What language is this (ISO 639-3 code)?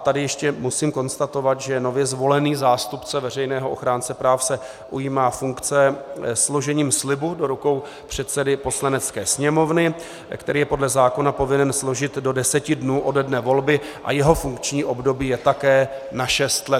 ces